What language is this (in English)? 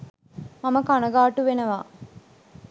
Sinhala